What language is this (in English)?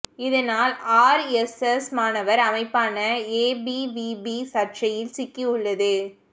Tamil